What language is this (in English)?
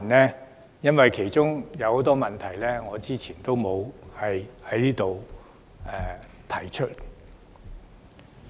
Cantonese